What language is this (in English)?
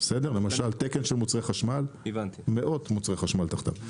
Hebrew